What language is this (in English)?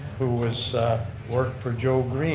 English